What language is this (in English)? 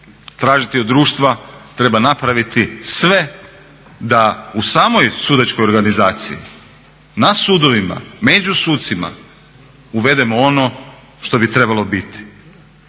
Croatian